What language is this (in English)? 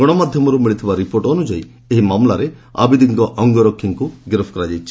Odia